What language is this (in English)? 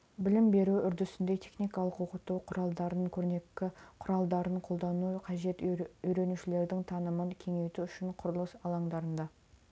Kazakh